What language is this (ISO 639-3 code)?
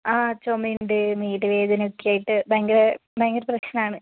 mal